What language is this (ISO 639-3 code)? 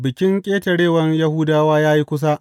hau